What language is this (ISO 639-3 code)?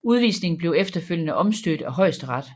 dan